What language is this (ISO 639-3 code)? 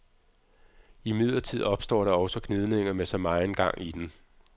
dan